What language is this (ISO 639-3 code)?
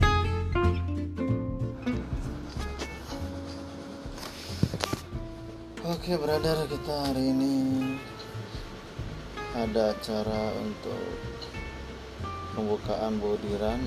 ind